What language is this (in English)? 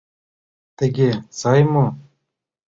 Mari